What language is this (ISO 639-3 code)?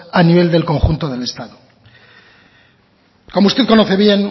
spa